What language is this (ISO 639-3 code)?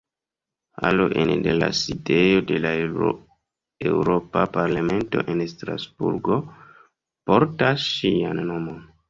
epo